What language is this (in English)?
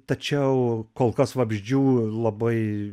Lithuanian